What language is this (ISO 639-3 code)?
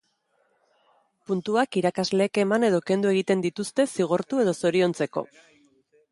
eus